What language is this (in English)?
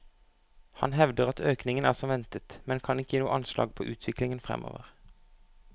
Norwegian